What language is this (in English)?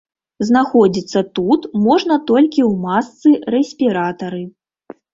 Belarusian